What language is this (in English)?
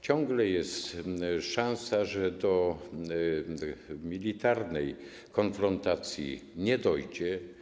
Polish